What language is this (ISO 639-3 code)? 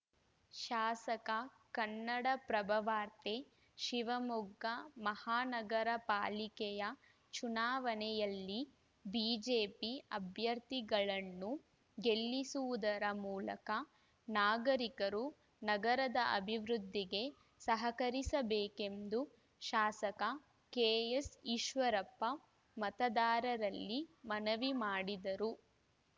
kan